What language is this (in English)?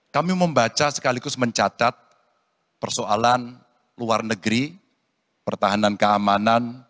Indonesian